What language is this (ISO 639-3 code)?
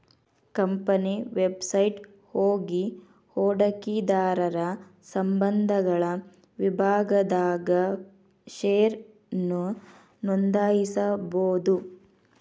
kan